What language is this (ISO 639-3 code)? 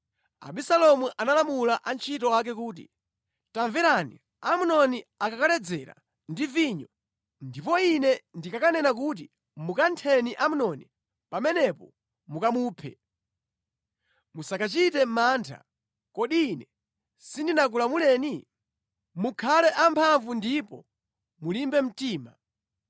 nya